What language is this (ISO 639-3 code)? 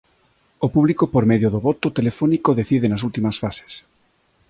glg